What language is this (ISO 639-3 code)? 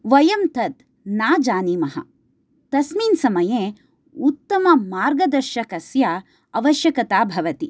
san